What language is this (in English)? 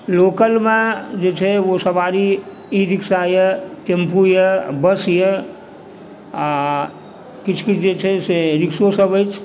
Maithili